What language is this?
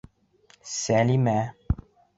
Bashkir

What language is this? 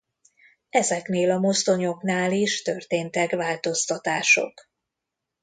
Hungarian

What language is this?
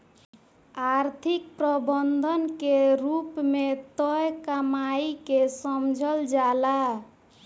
Bhojpuri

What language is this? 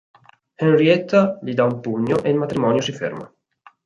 Italian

